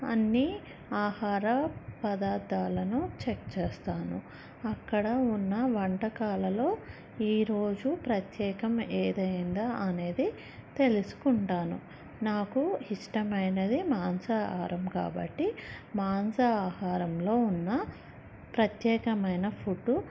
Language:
Telugu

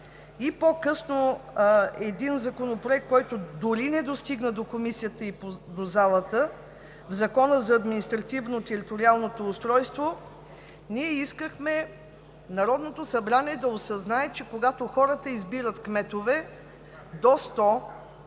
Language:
Bulgarian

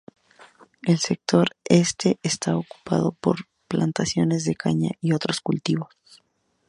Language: Spanish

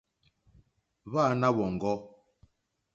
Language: Mokpwe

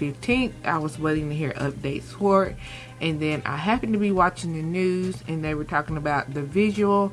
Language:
English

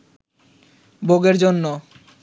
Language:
Bangla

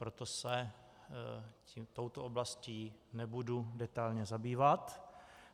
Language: Czech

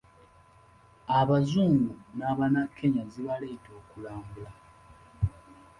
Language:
Ganda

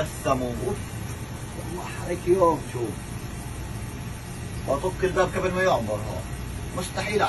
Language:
Arabic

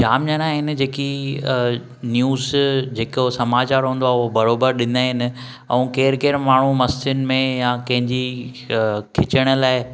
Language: Sindhi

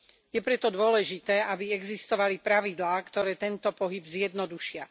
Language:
Slovak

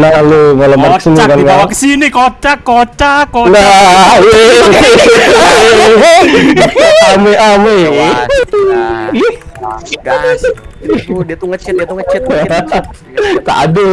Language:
Indonesian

